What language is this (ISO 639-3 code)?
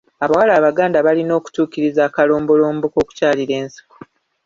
lug